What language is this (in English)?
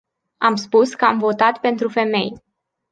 Romanian